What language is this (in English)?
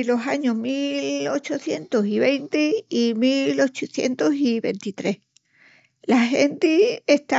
Extremaduran